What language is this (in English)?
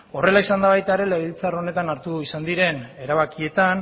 Basque